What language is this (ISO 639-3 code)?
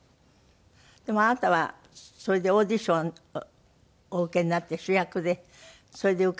jpn